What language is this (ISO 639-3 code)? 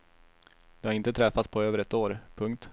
swe